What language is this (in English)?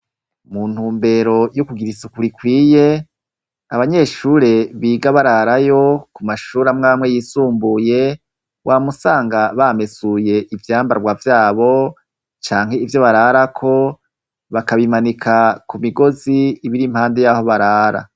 Rundi